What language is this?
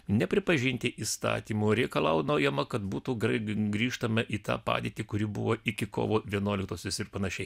Lithuanian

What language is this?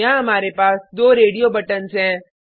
Hindi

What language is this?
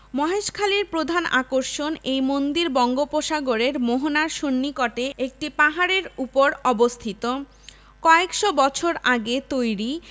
Bangla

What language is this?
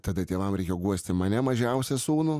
Lithuanian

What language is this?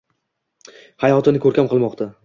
Uzbek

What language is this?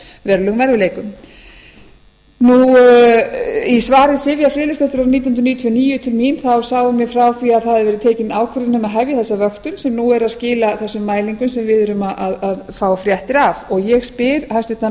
Icelandic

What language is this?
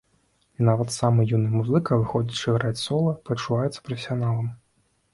Belarusian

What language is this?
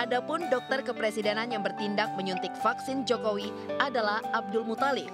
Indonesian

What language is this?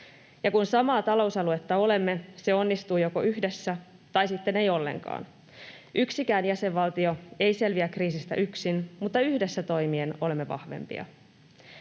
Finnish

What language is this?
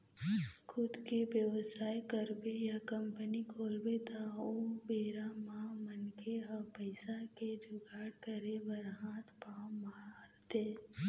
Chhattisgarhi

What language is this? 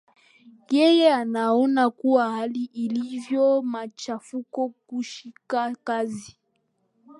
Swahili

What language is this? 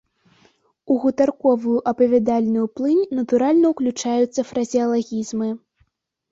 Belarusian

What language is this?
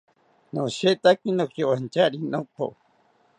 South Ucayali Ashéninka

